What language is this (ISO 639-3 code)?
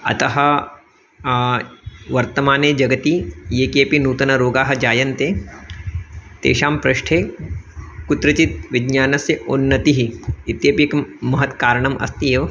san